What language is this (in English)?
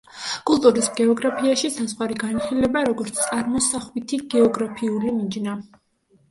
Georgian